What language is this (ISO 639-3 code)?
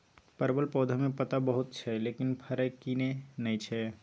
mai